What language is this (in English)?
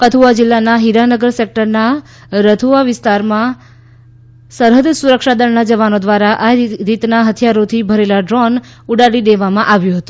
Gujarati